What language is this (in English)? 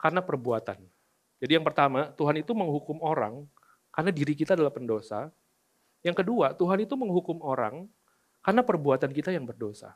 Indonesian